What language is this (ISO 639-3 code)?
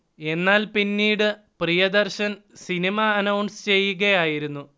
mal